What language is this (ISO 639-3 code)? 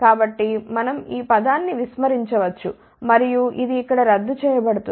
tel